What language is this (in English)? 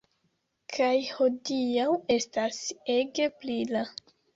Esperanto